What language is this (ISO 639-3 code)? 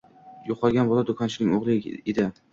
uzb